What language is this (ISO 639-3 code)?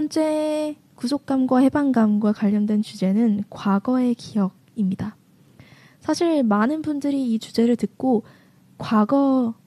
kor